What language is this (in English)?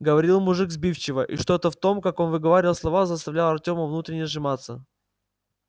Russian